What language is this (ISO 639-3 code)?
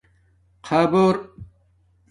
dmk